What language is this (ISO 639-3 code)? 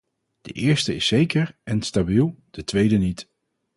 nld